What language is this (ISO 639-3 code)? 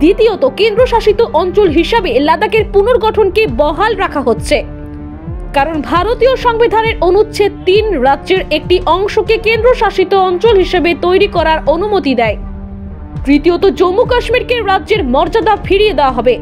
tur